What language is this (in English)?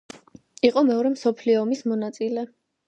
Georgian